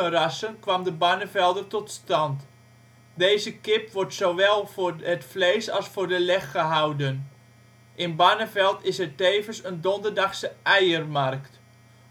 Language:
Dutch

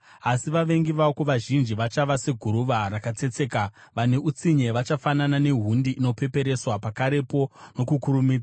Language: Shona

